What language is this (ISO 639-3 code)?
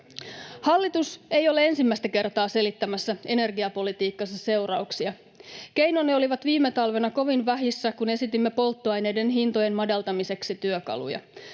fin